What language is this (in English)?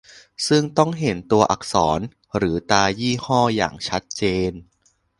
Thai